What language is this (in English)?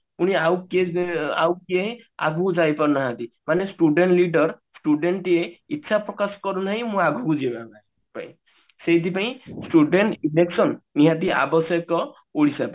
Odia